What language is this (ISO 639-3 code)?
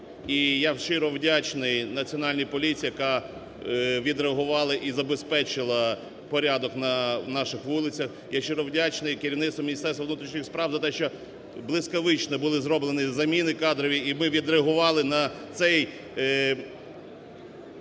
ukr